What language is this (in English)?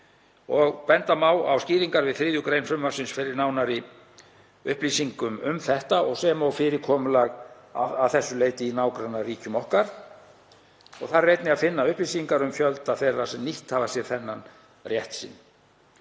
Icelandic